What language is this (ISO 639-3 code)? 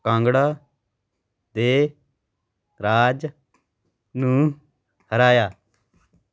pan